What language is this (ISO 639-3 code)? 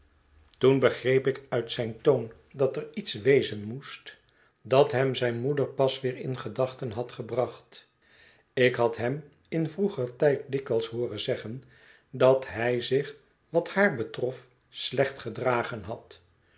nld